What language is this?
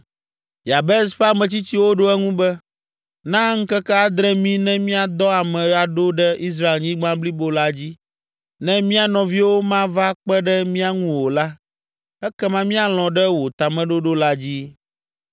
Ewe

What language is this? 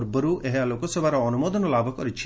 Odia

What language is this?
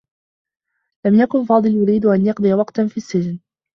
Arabic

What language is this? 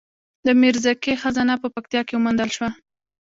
Pashto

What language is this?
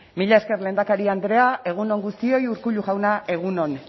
Basque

